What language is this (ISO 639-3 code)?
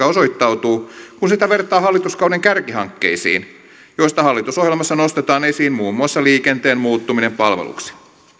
fin